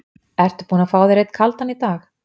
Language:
Icelandic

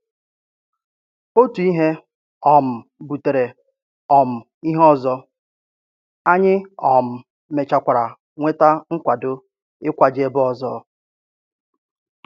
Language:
Igbo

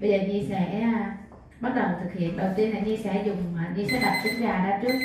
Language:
Vietnamese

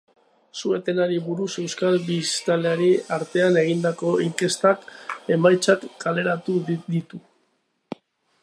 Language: Basque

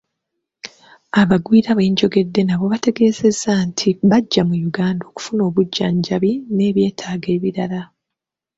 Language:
Ganda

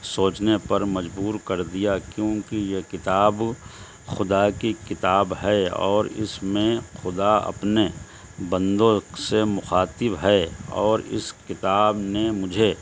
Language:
Urdu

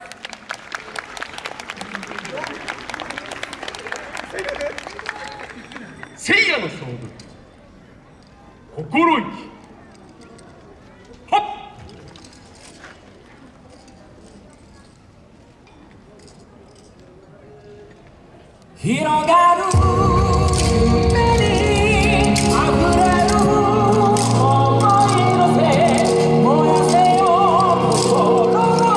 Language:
Japanese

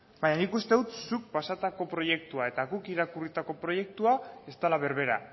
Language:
Basque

